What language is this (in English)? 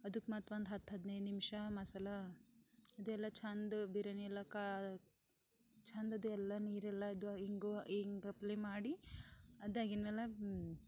Kannada